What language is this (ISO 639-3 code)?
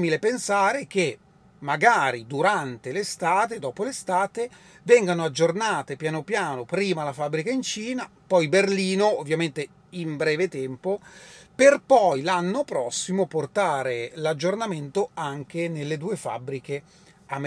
ita